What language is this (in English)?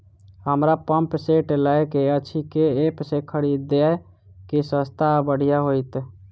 Maithili